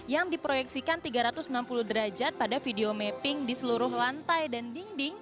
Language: Indonesian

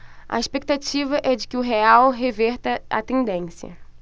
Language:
Portuguese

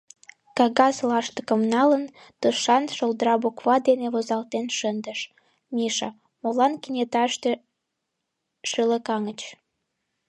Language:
Mari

